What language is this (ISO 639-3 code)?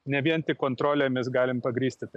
lit